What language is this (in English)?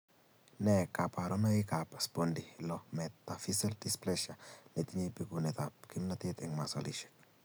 Kalenjin